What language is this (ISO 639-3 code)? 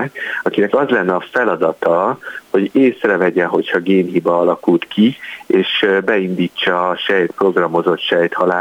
hun